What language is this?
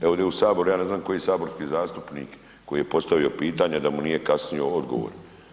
Croatian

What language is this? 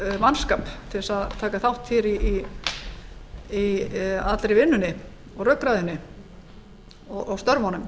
Icelandic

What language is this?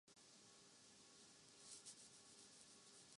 Urdu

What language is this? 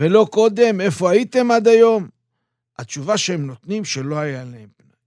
Hebrew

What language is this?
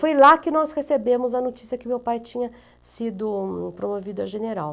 Portuguese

